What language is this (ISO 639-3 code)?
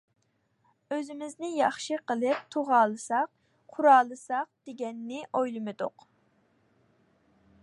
uig